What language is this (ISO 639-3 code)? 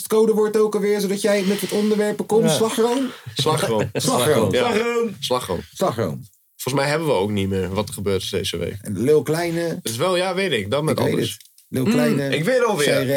nld